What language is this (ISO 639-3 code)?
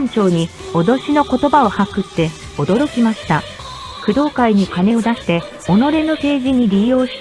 jpn